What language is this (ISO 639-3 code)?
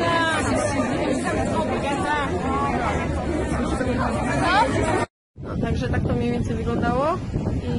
pol